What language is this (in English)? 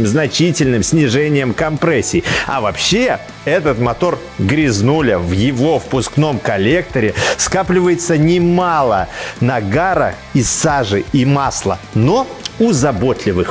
Russian